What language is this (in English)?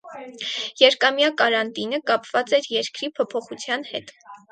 Armenian